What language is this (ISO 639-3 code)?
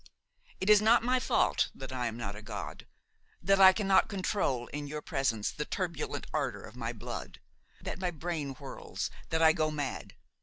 eng